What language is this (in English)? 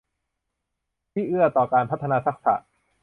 Thai